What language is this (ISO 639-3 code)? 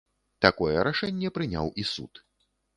bel